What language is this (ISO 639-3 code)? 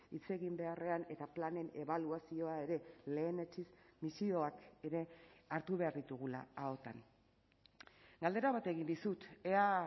eus